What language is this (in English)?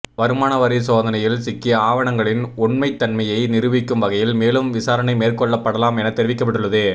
Tamil